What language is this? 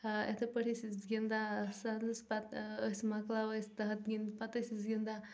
Kashmiri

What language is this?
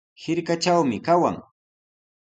Sihuas Ancash Quechua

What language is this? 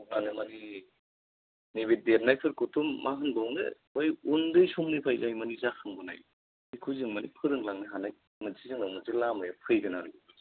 Bodo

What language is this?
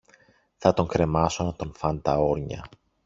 Greek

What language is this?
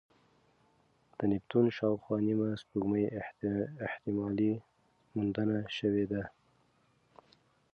Pashto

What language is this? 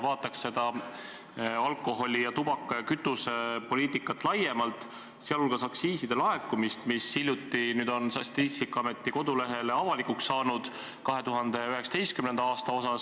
Estonian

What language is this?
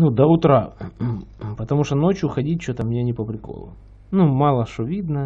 Russian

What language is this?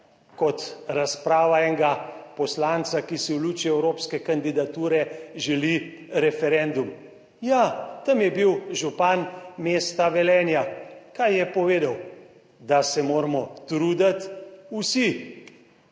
Slovenian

